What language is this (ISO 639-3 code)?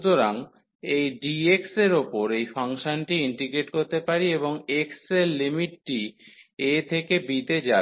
ben